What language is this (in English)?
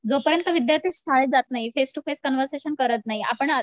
Marathi